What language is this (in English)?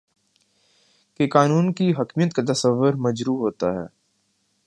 Urdu